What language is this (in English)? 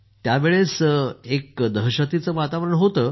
Marathi